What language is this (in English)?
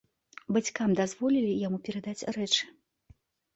Belarusian